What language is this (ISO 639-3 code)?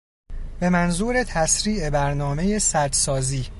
fas